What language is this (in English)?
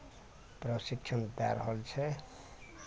Maithili